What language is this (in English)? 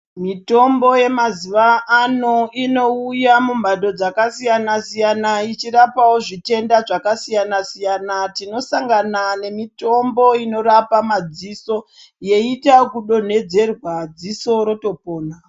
Ndau